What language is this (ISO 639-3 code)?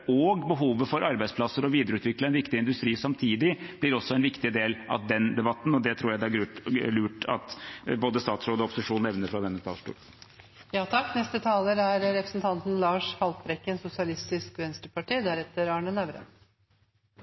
nob